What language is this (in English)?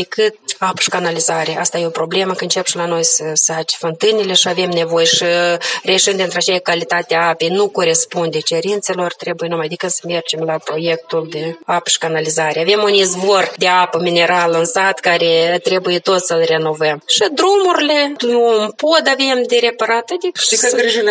Romanian